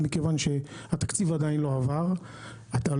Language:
Hebrew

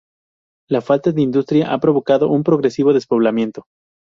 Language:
Spanish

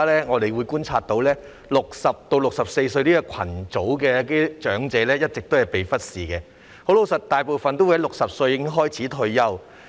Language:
Cantonese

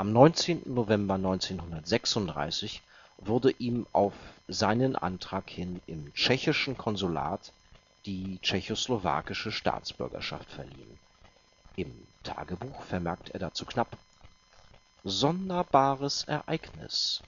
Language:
German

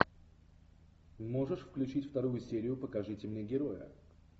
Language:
Russian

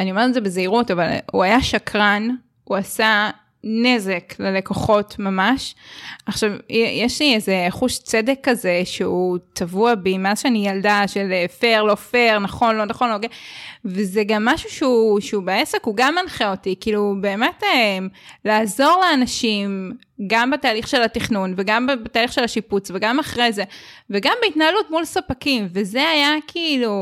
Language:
Hebrew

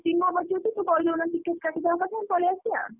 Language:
Odia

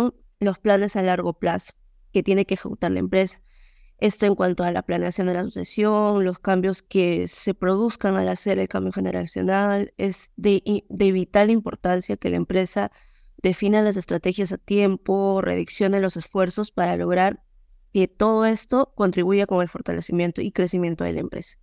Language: Spanish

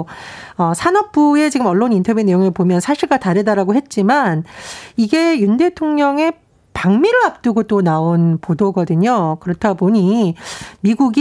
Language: Korean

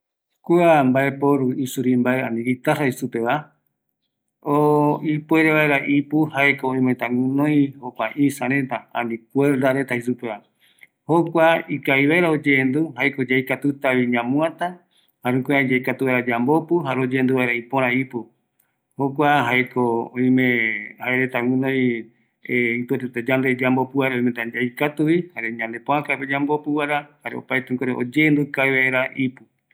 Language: Eastern Bolivian Guaraní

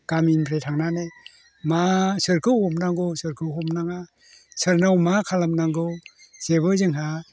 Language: Bodo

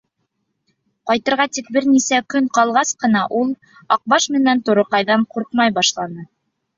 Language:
Bashkir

